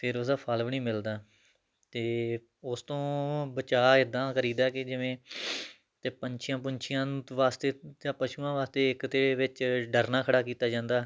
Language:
Punjabi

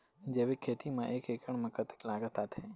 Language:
Chhattisgarhi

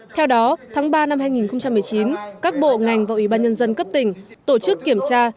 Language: Vietnamese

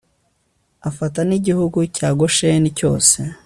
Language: Kinyarwanda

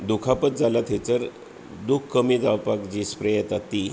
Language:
Konkani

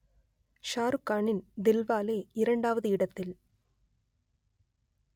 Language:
Tamil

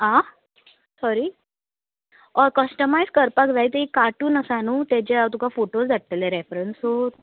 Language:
Konkani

